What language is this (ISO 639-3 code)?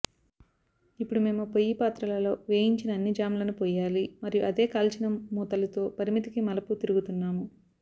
tel